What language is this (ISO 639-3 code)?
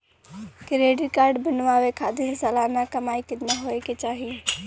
bho